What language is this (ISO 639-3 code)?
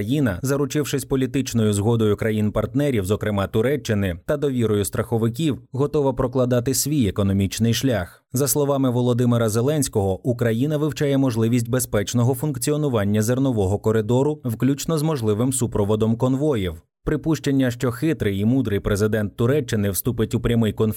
ukr